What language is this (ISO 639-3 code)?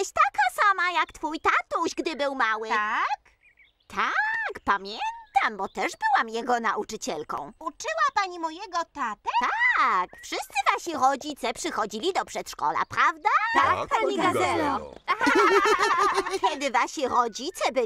pol